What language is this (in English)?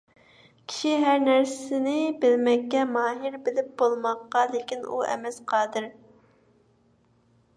Uyghur